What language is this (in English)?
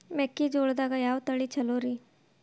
Kannada